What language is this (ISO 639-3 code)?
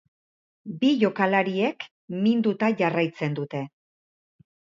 eus